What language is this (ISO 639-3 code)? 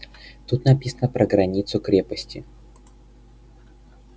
rus